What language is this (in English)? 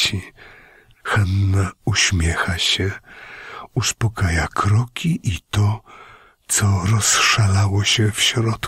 Polish